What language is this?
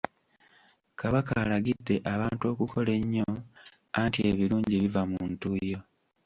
Ganda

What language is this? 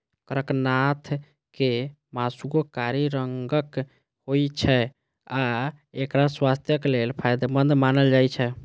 Maithili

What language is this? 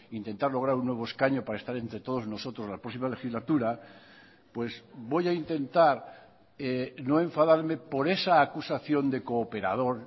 Spanish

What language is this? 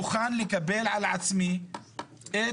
Hebrew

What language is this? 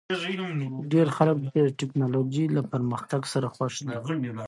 Pashto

